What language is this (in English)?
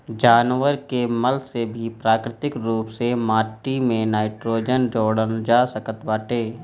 Bhojpuri